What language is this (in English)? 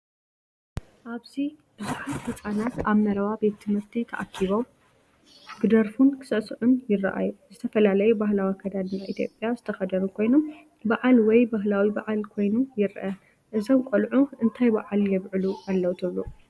Tigrinya